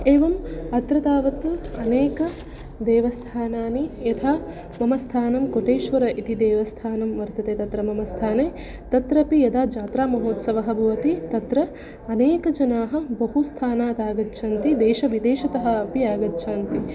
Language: Sanskrit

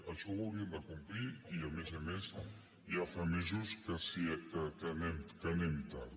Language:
Catalan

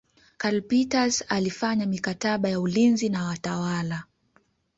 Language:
Swahili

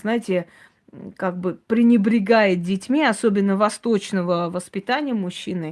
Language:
Russian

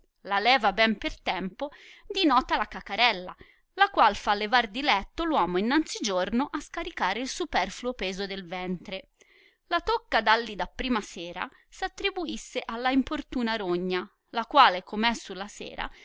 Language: Italian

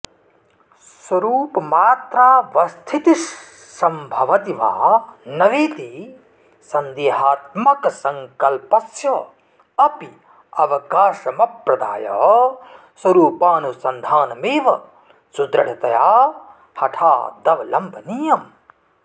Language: Sanskrit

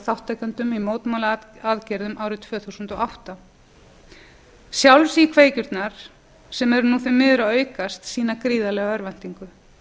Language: Icelandic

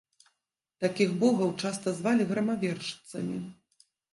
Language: Belarusian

